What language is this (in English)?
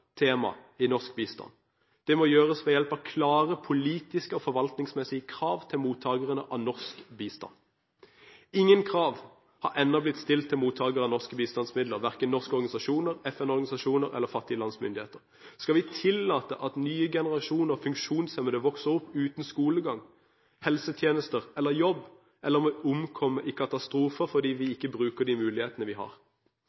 Norwegian Bokmål